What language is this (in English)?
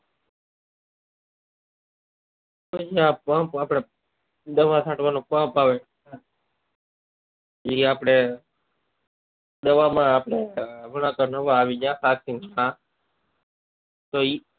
Gujarati